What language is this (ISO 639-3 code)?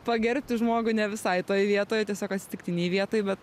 lit